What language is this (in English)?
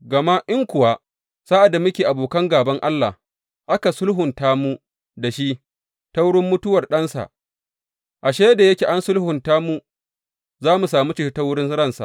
Hausa